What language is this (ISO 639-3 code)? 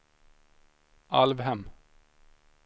swe